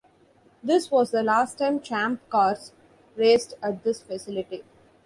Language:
English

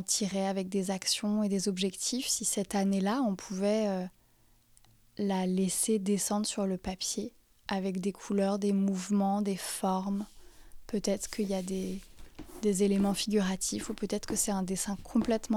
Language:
French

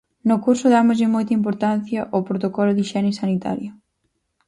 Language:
Galician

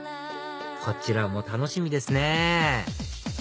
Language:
Japanese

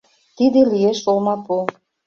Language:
Mari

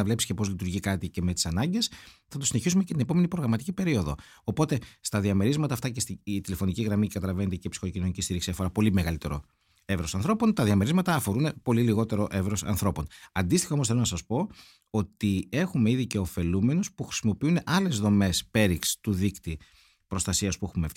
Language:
Greek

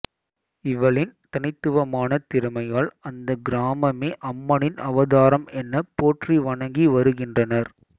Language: Tamil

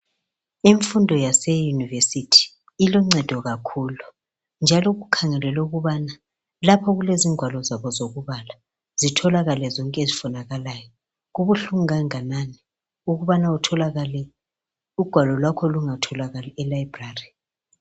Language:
North Ndebele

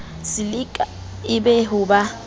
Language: Southern Sotho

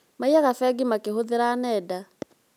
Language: Kikuyu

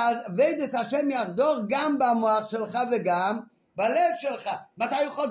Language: Hebrew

